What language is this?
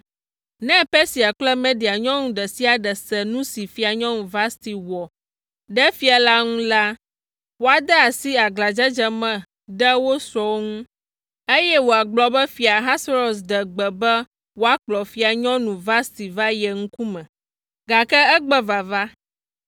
Ewe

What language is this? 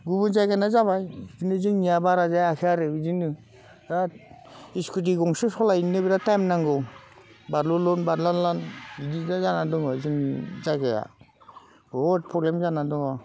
Bodo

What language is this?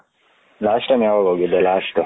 Kannada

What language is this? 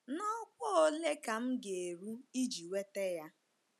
Igbo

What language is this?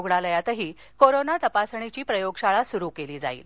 Marathi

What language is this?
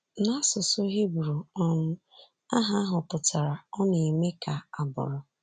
Igbo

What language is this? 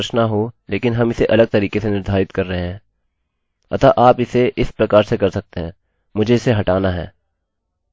Hindi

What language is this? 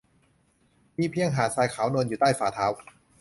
Thai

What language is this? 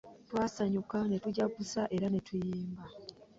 Ganda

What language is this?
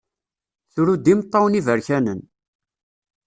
Kabyle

